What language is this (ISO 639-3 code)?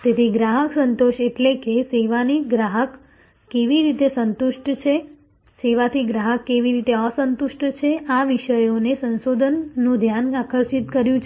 guj